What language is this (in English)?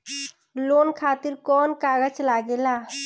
Bhojpuri